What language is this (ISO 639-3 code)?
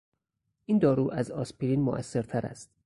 fas